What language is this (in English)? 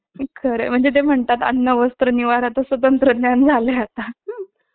Marathi